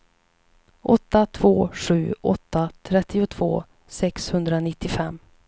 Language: Swedish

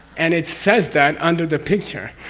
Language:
English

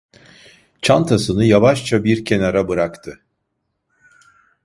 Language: Turkish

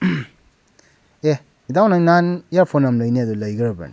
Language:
Manipuri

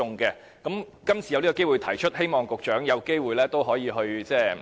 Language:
Cantonese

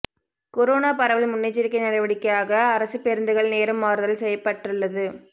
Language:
Tamil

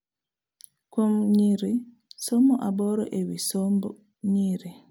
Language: Luo (Kenya and Tanzania)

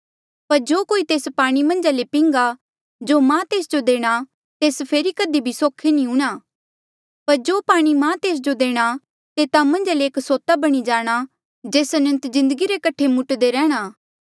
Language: Mandeali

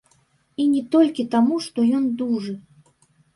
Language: Belarusian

